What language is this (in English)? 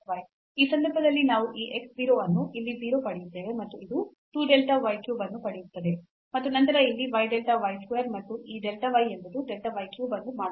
Kannada